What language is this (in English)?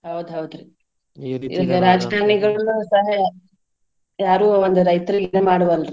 Kannada